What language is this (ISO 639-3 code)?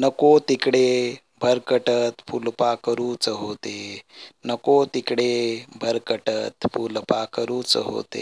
mar